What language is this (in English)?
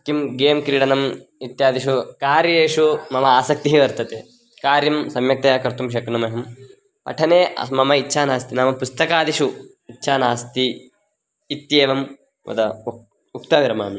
Sanskrit